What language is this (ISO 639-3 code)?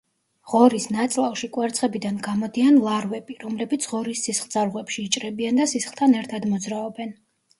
kat